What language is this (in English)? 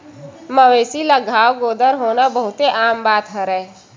Chhattisgarhi